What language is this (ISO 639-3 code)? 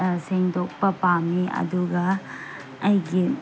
mni